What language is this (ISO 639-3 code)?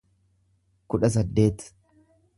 orm